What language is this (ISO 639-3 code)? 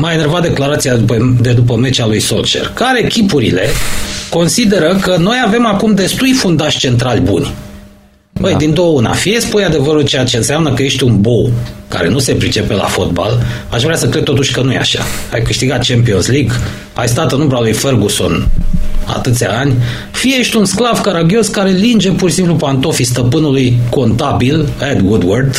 ron